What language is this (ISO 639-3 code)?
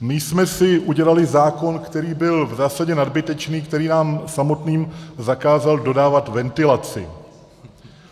ces